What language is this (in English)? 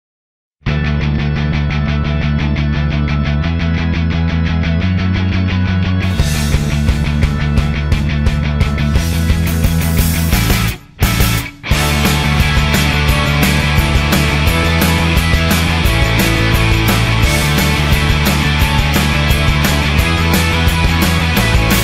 Japanese